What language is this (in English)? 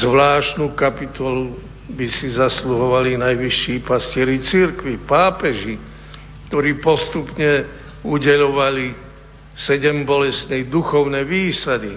Slovak